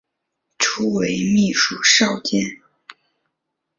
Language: Chinese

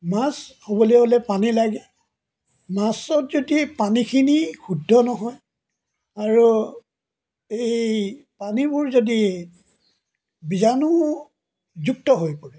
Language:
Assamese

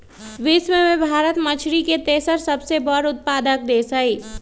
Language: Magahi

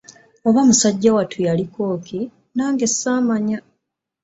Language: Ganda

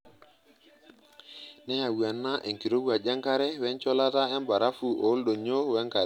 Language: Masai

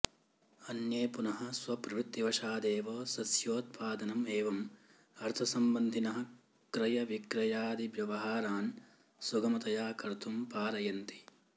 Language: Sanskrit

